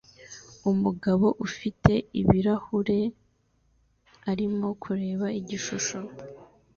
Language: Kinyarwanda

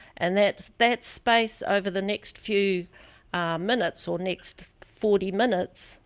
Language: English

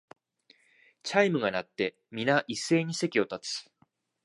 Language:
Japanese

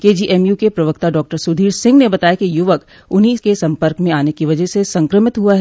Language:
Hindi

